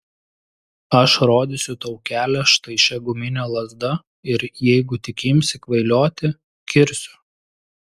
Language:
Lithuanian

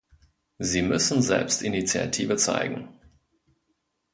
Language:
German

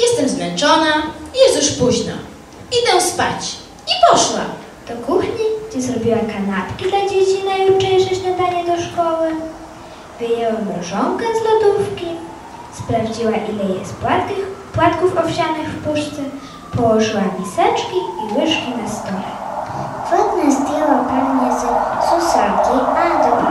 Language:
Polish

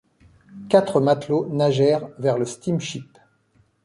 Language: French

